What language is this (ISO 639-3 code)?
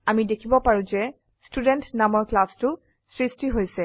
asm